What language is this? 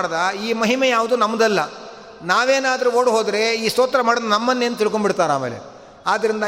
Kannada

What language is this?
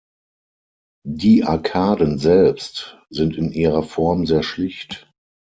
German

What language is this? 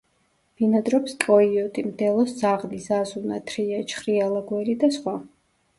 Georgian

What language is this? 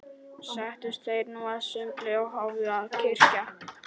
Icelandic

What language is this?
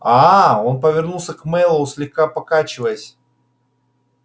Russian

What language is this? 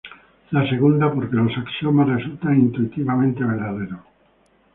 Spanish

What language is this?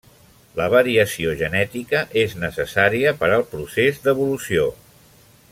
Catalan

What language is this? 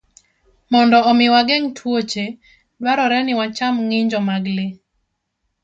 Luo (Kenya and Tanzania)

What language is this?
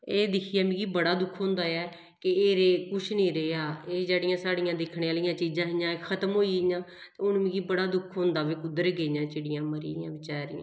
Dogri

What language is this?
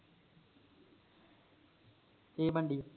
Punjabi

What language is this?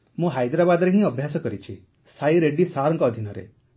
Odia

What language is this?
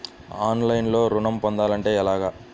Telugu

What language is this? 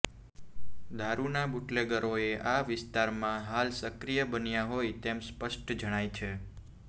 Gujarati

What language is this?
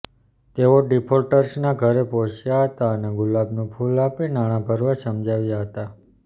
Gujarati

